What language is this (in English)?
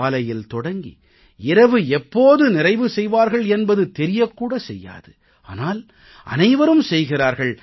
Tamil